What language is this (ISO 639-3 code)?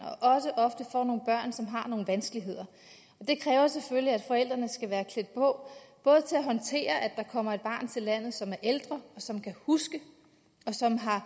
dan